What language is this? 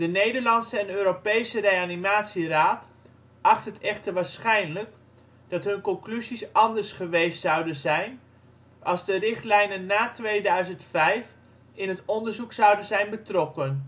Dutch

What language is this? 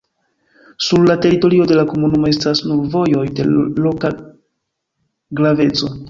Esperanto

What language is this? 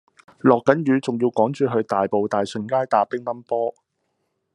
Cantonese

